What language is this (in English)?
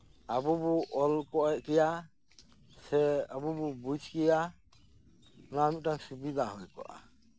Santali